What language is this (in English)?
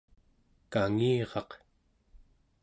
Central Yupik